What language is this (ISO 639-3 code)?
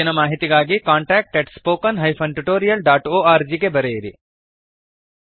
kan